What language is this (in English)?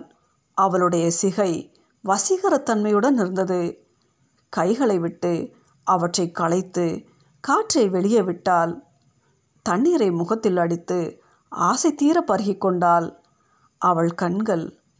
Tamil